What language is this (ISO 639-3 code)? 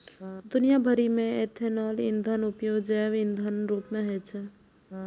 mai